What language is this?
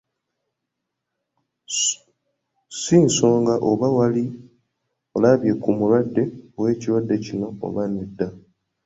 Ganda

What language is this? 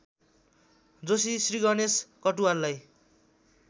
Nepali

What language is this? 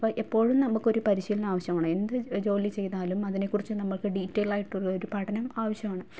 Malayalam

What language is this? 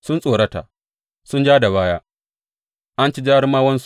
Hausa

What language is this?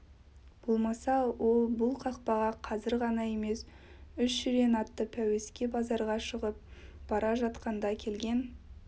Kazakh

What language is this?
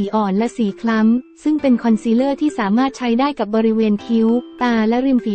Thai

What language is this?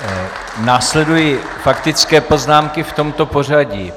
Czech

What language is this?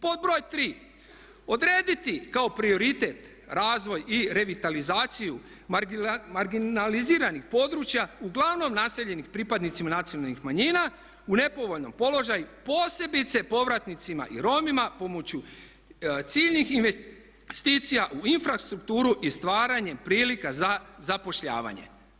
Croatian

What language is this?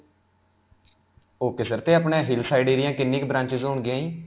Punjabi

